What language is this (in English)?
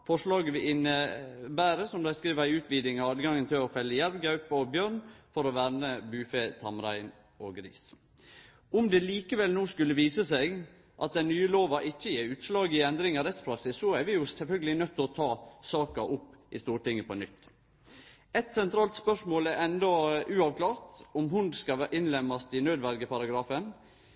Norwegian Nynorsk